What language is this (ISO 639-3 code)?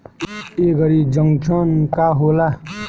bho